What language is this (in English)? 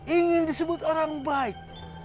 Indonesian